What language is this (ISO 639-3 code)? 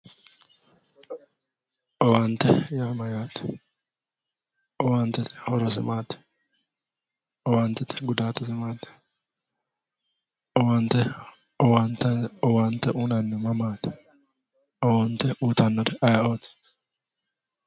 sid